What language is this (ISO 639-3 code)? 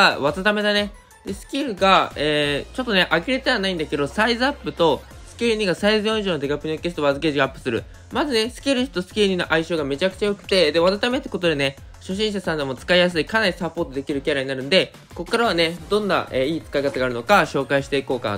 jpn